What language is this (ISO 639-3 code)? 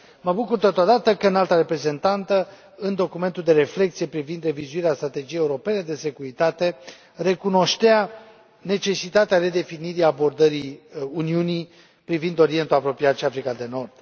ron